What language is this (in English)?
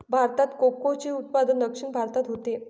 Marathi